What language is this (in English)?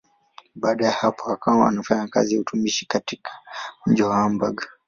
Swahili